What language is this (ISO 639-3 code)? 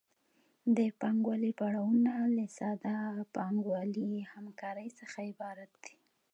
pus